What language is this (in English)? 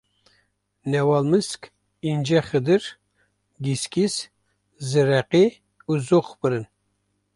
Kurdish